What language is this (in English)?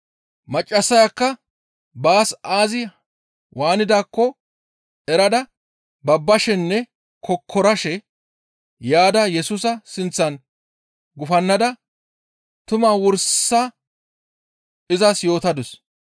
Gamo